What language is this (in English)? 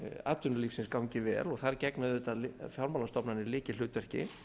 Icelandic